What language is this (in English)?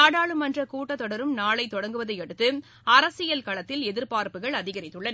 Tamil